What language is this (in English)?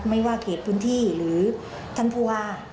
Thai